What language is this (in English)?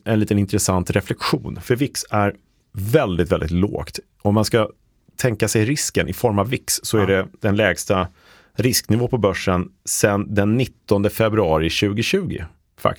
Swedish